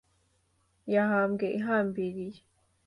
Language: Kinyarwanda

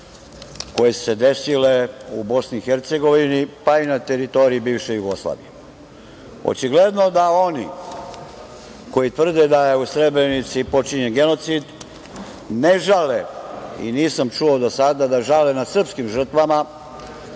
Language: Serbian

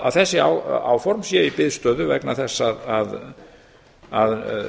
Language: Icelandic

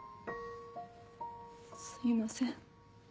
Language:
Japanese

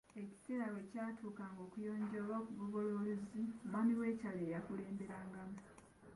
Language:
Ganda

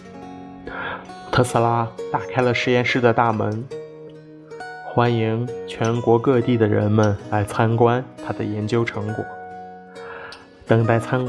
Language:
Chinese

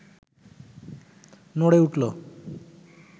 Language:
Bangla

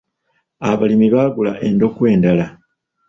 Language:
Ganda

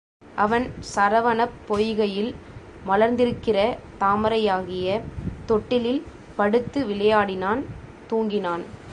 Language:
Tamil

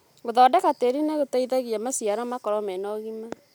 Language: Kikuyu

